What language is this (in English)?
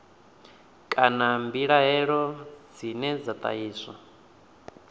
Venda